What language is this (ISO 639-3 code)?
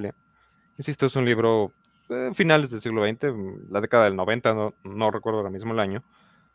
spa